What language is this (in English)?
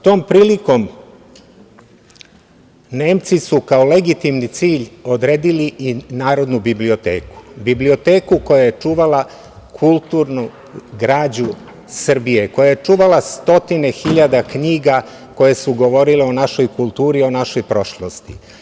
Serbian